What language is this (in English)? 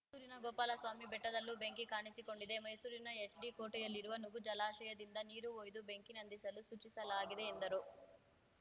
Kannada